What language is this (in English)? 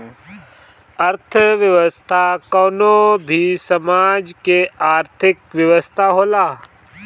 Bhojpuri